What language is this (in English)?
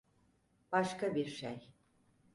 Turkish